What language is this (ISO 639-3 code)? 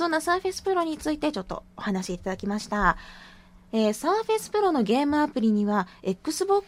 jpn